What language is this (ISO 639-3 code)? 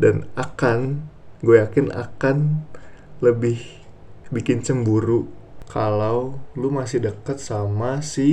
ind